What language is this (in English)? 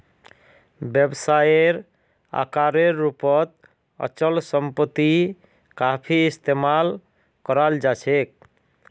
Magahi